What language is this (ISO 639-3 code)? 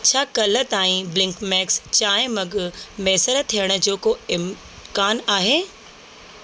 snd